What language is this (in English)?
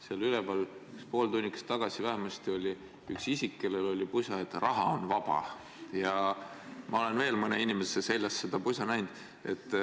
Estonian